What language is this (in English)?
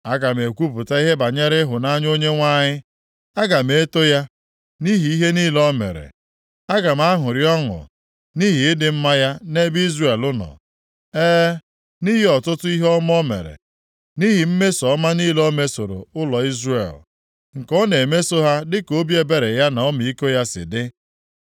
Igbo